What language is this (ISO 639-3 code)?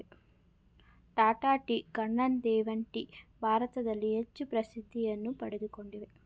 kan